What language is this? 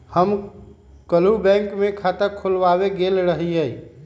Magahi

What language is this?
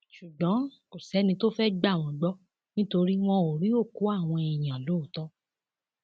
Yoruba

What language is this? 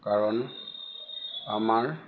Assamese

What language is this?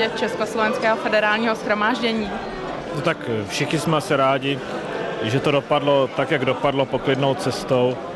Czech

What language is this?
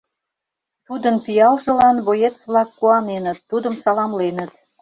Mari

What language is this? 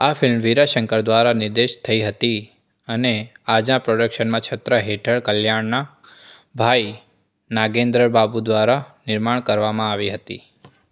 Gujarati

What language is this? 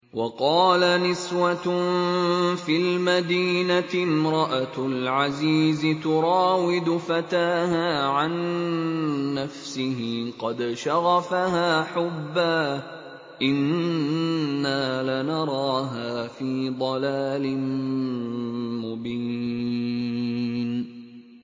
Arabic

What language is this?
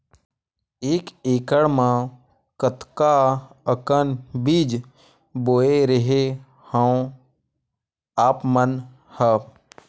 Chhattisgarhi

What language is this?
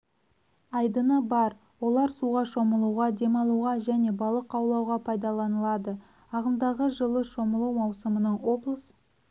Kazakh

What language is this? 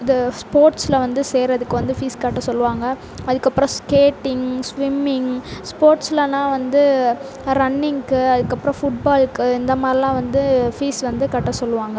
Tamil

